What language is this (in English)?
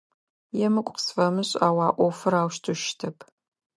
Adyghe